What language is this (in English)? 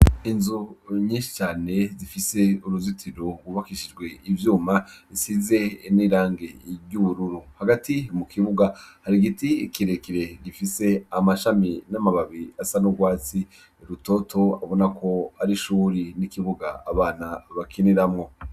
Rundi